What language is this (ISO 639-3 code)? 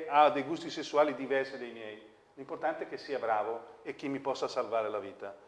ita